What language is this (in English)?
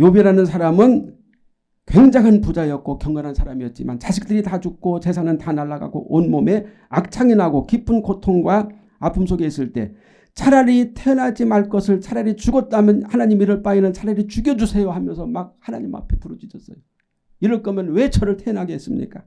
Korean